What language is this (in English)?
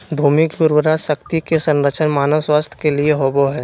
Magahi